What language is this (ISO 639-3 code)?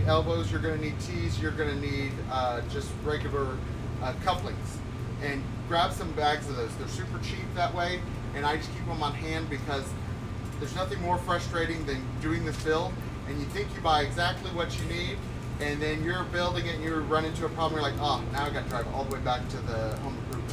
eng